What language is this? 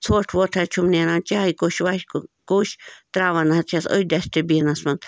Kashmiri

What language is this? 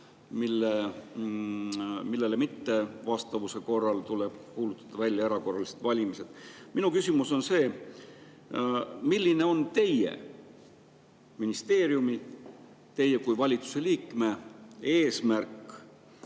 Estonian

